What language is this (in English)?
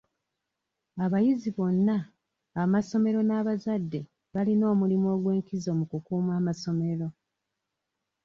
Ganda